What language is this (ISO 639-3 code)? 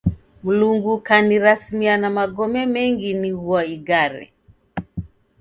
dav